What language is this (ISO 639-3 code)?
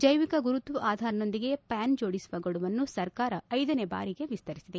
kan